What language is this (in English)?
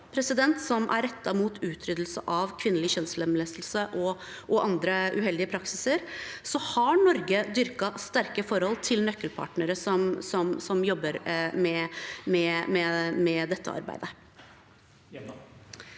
Norwegian